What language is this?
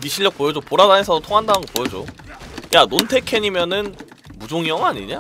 Korean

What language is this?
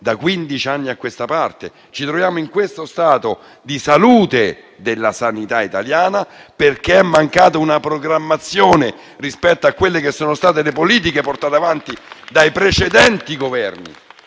Italian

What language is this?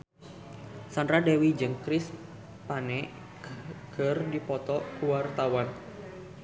Sundanese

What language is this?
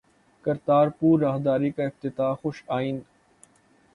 Urdu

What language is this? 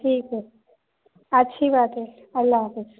Urdu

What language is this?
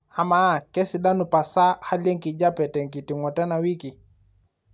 Masai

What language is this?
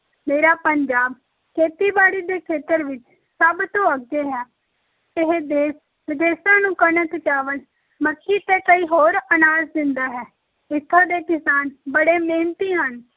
Punjabi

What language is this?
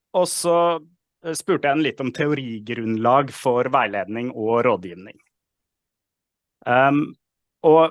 Norwegian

